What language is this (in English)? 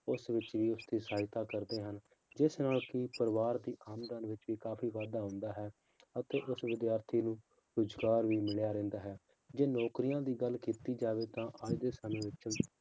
Punjabi